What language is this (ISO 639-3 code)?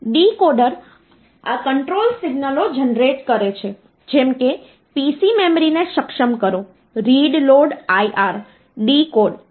guj